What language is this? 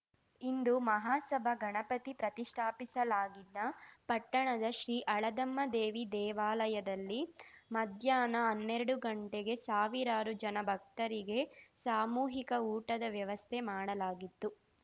Kannada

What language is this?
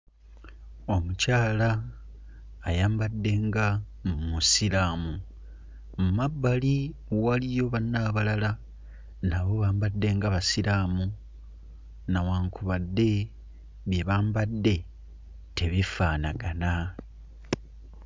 Ganda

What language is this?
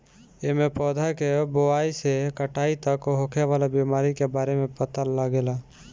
Bhojpuri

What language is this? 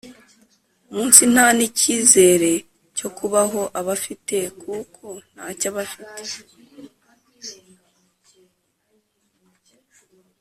Kinyarwanda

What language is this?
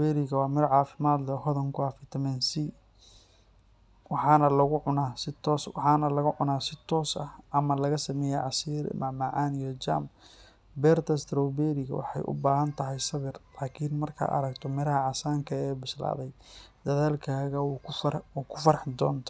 Somali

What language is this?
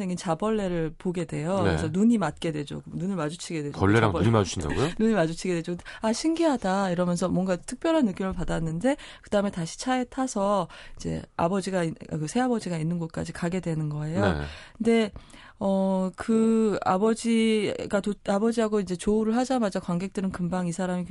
Korean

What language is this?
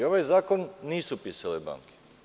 Serbian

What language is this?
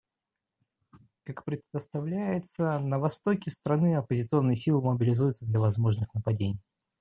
Russian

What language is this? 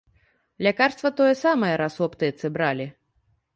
Belarusian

